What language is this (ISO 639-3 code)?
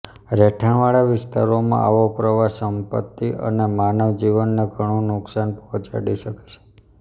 guj